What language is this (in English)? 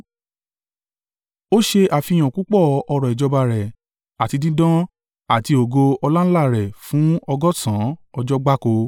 Yoruba